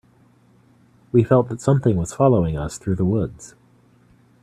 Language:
English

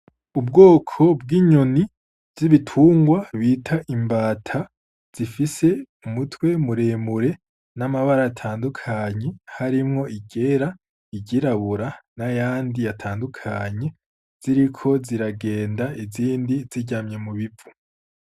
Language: Rundi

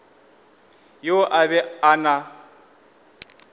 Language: Northern Sotho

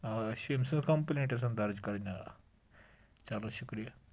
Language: Kashmiri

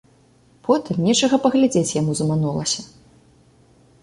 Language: Belarusian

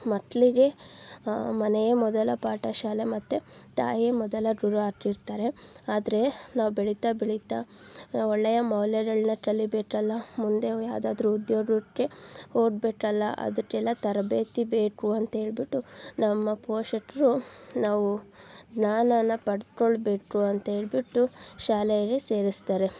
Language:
Kannada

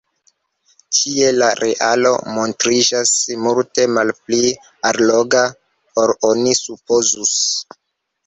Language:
Esperanto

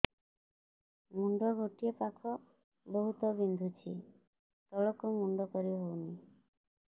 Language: Odia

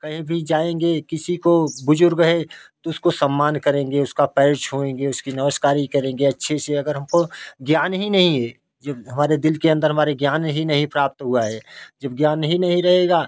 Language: Hindi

